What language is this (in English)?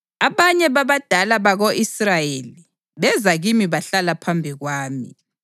North Ndebele